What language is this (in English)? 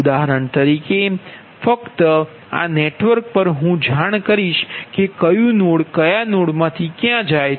Gujarati